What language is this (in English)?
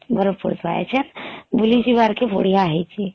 Odia